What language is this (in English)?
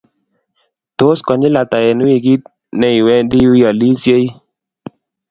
Kalenjin